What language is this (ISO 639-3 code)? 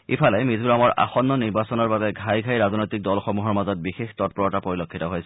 asm